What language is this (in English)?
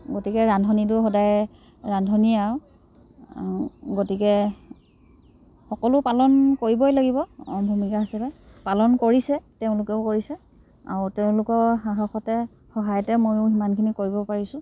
Assamese